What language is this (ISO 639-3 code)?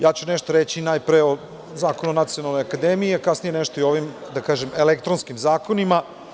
srp